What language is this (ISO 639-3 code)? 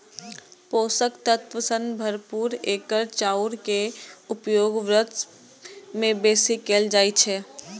mai